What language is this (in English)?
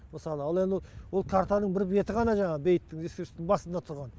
Kazakh